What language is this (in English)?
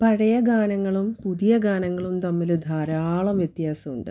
Malayalam